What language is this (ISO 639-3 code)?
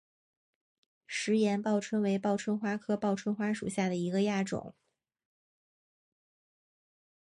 zho